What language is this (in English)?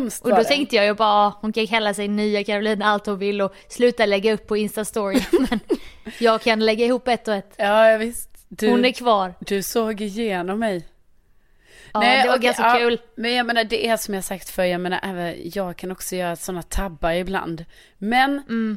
Swedish